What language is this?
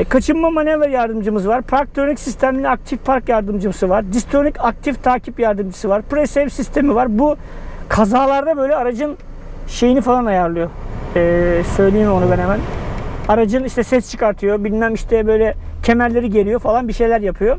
Turkish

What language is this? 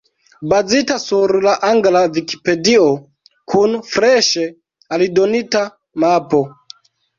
Esperanto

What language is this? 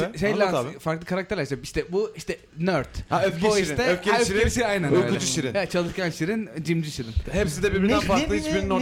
Turkish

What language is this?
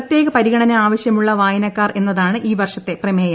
Malayalam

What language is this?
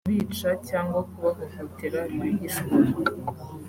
Kinyarwanda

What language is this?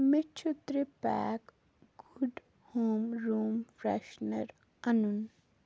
Kashmiri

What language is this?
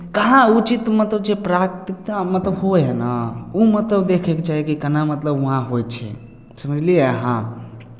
Maithili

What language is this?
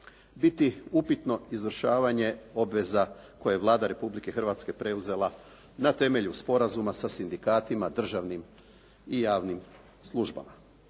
Croatian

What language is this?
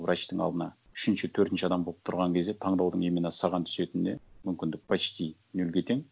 Kazakh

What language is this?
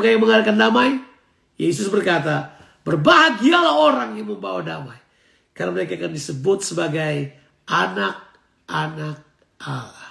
Indonesian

